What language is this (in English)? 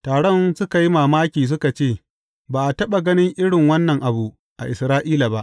Hausa